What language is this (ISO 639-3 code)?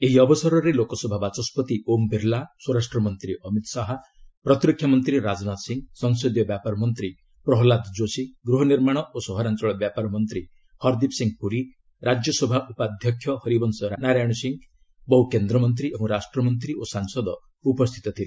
ori